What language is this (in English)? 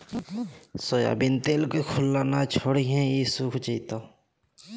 Magahi